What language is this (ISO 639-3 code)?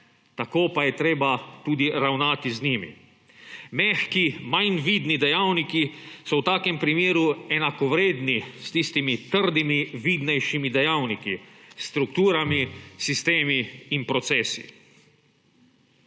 slv